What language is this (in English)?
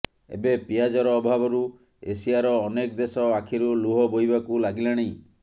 Odia